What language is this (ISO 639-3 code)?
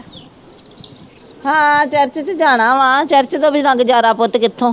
pan